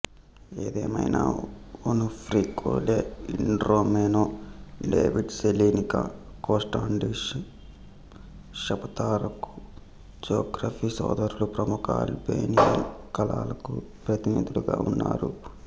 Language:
Telugu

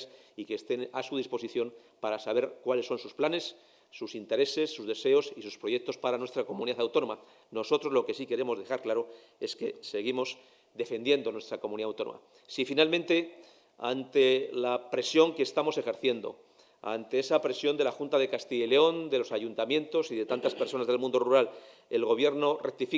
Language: Spanish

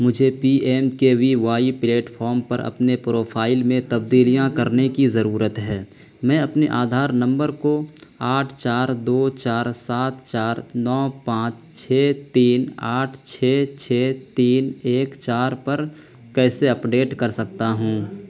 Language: Urdu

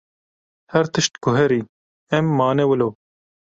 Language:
Kurdish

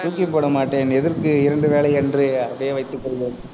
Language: Tamil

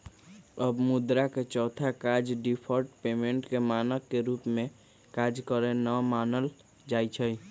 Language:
Magahi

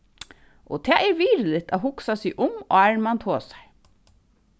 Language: Faroese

